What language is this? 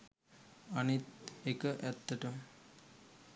Sinhala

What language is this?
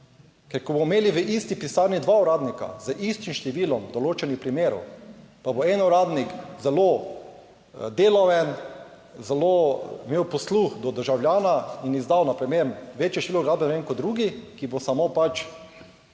Slovenian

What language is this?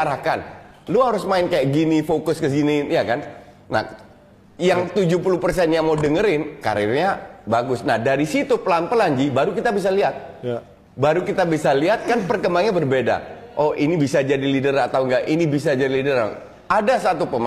Indonesian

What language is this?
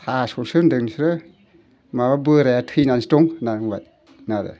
Bodo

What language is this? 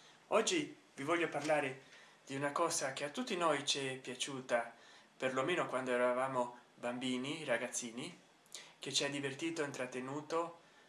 Italian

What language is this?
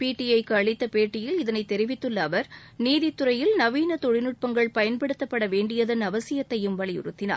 Tamil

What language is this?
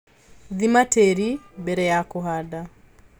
Kikuyu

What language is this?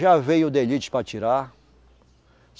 Portuguese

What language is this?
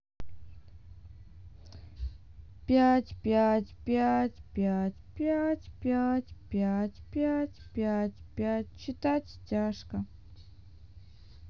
Russian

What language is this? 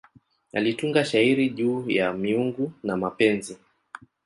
Swahili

